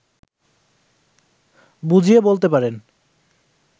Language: Bangla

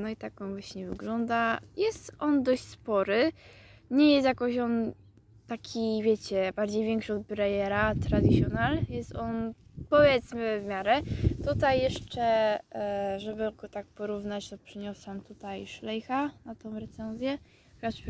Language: Polish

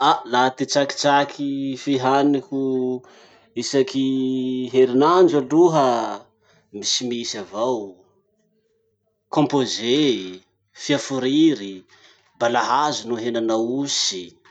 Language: Masikoro Malagasy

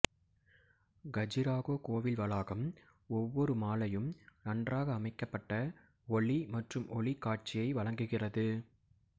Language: Tamil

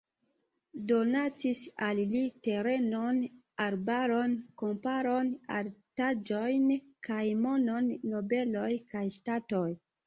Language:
Esperanto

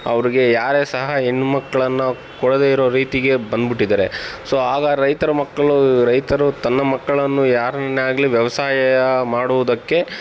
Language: Kannada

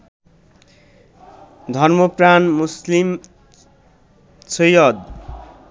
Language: Bangla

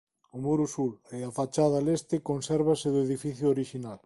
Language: Galician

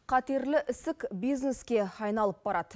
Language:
Kazakh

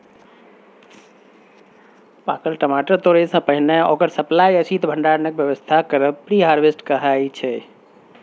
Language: Maithili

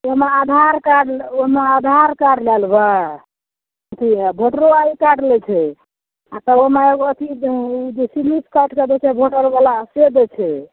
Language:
Maithili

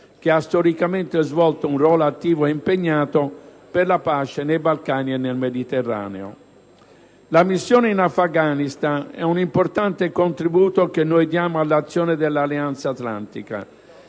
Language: Italian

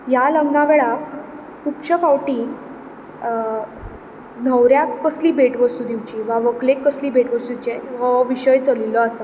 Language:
Konkani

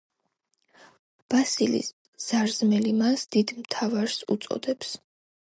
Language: Georgian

